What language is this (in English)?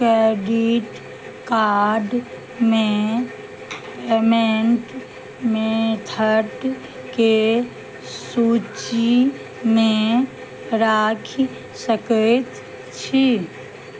Maithili